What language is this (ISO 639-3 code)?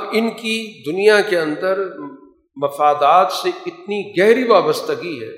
urd